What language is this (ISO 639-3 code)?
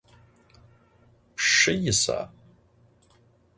ady